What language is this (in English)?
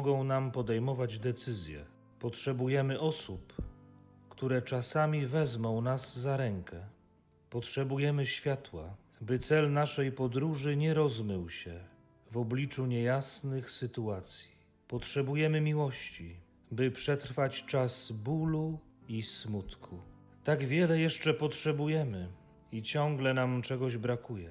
Polish